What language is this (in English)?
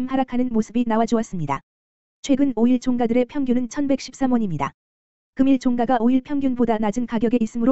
Korean